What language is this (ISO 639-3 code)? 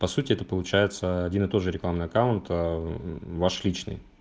rus